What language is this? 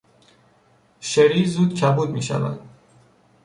Persian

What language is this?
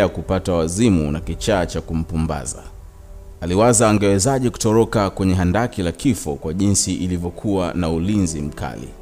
Swahili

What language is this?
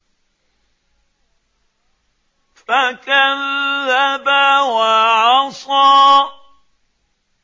Arabic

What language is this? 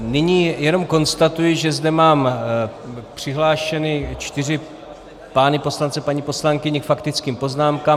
Czech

